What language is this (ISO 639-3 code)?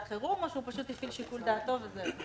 heb